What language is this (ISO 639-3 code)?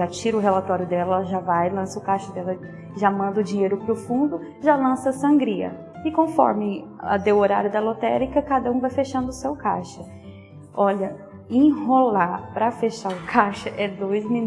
por